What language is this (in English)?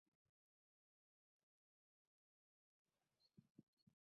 Ganda